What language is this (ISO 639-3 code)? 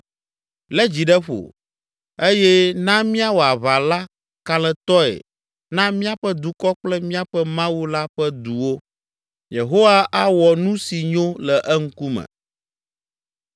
ewe